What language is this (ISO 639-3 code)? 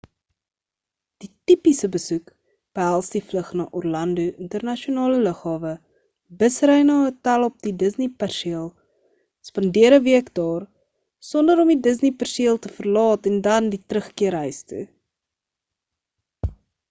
afr